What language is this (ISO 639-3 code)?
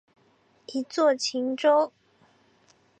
zho